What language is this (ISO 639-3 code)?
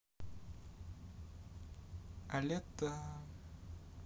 rus